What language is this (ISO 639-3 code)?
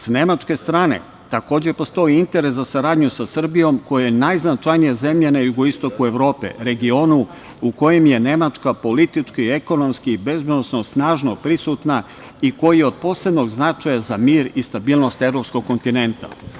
srp